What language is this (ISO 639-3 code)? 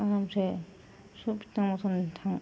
brx